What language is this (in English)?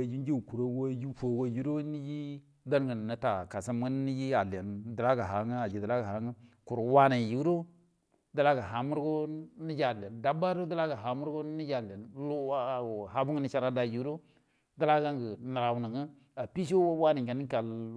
Buduma